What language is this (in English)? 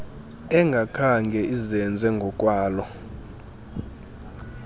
Xhosa